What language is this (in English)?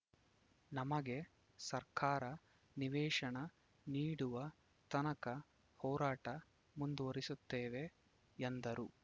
Kannada